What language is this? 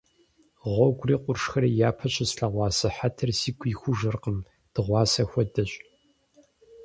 Kabardian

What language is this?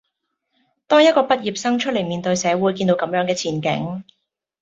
Cantonese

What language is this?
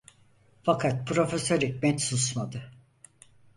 Turkish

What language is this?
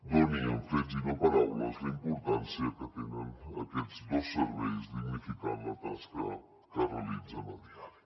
Catalan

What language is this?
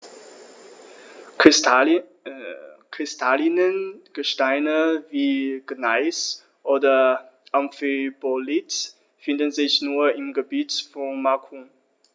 German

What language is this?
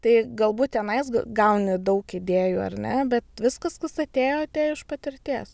Lithuanian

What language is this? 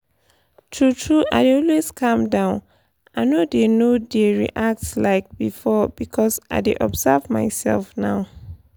Nigerian Pidgin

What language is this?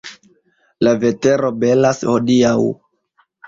Esperanto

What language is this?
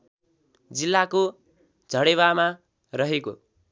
Nepali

